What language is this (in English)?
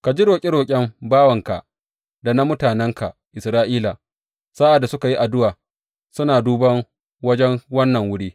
Hausa